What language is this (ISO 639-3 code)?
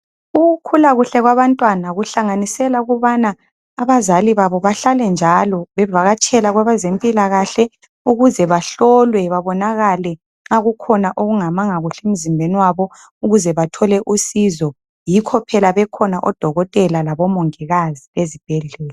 nde